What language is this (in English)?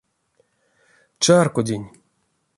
Erzya